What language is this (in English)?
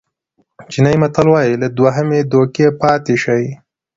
Pashto